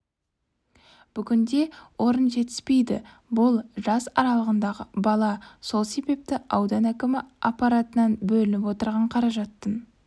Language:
Kazakh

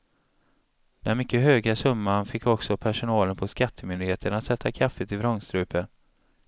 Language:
Swedish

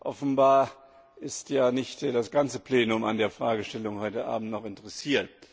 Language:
German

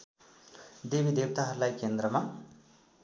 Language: Nepali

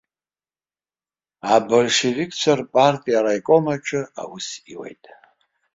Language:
Abkhazian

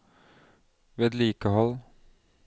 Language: Norwegian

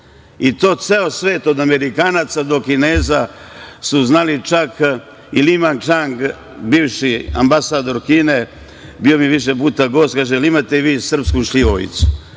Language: Serbian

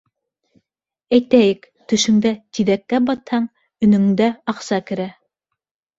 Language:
Bashkir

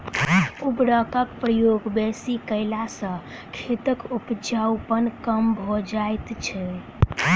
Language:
Maithili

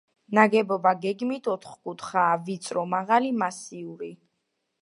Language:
Georgian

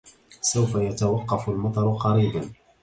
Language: Arabic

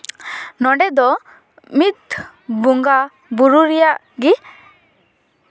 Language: Santali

